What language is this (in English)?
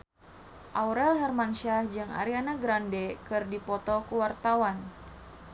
Sundanese